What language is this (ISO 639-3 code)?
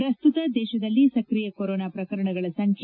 kan